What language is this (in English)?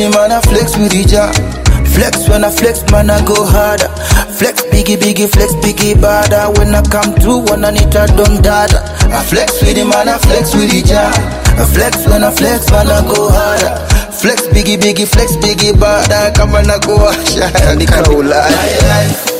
Swahili